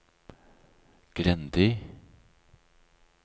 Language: Norwegian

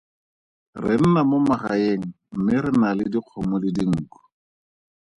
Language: Tswana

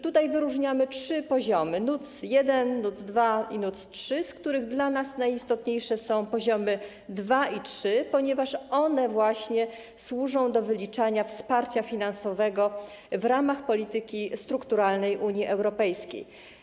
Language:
Polish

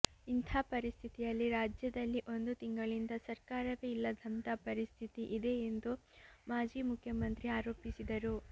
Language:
Kannada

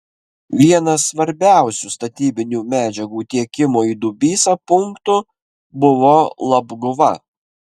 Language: Lithuanian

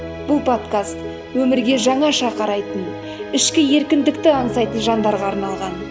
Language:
Kazakh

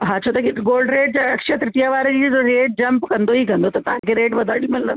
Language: Sindhi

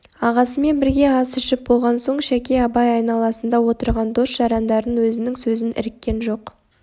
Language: Kazakh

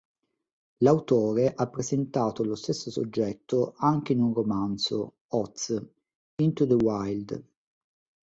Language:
Italian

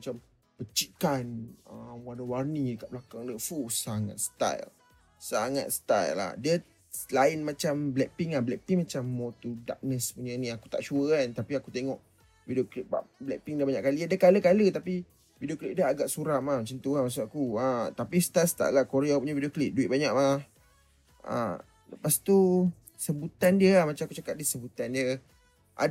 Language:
Malay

